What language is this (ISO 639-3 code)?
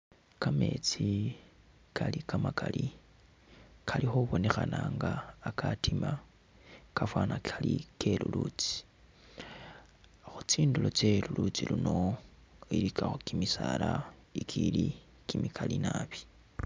myx